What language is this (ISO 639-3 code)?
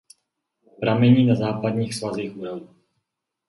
ces